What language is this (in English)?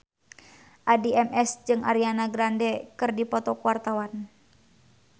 Sundanese